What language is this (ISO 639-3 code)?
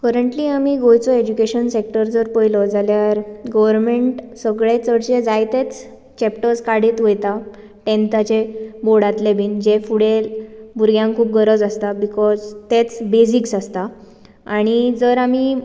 kok